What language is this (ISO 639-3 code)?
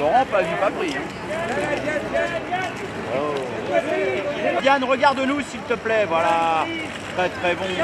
fra